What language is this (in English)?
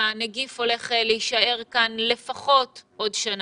Hebrew